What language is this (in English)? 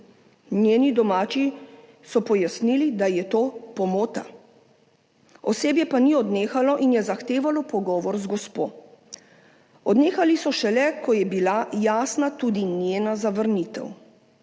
Slovenian